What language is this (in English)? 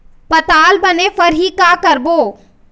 Chhattisgarhi